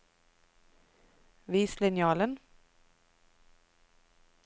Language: Norwegian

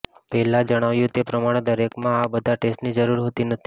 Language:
Gujarati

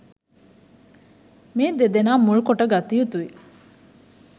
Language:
Sinhala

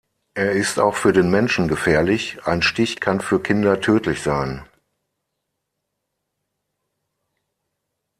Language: German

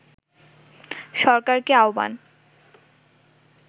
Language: Bangla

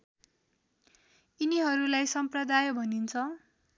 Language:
Nepali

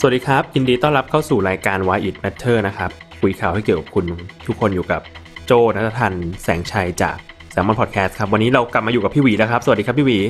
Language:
Thai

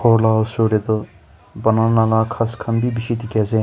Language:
Naga Pidgin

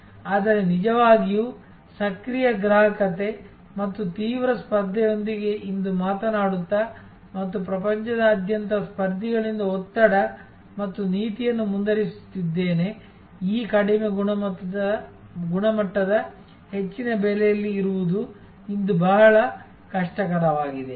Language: Kannada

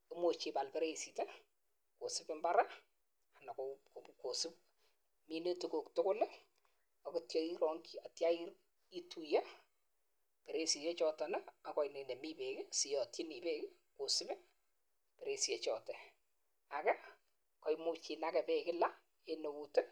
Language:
Kalenjin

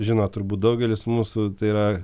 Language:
Lithuanian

